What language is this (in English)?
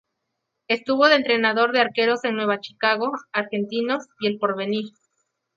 Spanish